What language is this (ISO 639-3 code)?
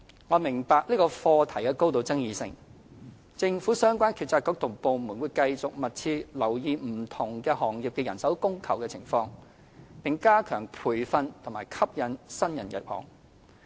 yue